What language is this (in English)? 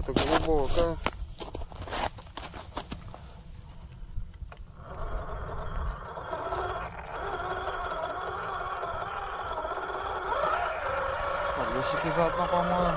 Russian